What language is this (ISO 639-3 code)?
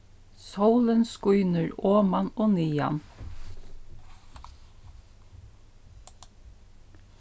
fao